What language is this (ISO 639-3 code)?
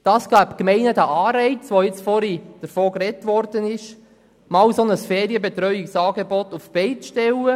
gsw